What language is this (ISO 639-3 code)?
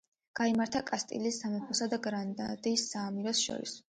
kat